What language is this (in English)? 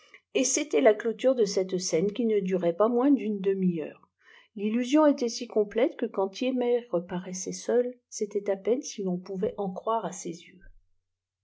French